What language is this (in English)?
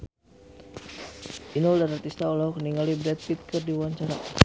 Sundanese